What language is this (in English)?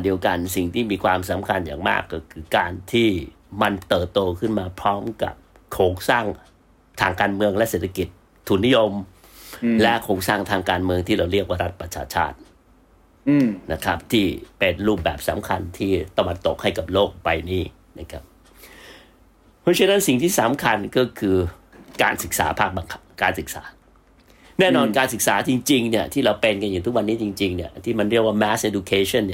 Thai